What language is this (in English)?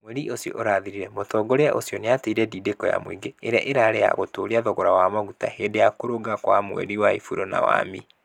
Kikuyu